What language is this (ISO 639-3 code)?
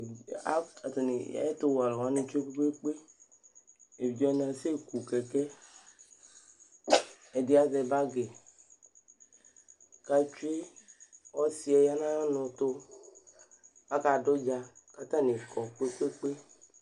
kpo